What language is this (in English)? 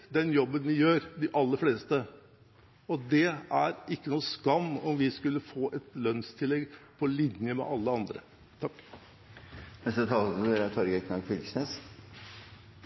Norwegian